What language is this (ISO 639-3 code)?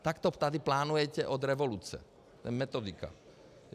ces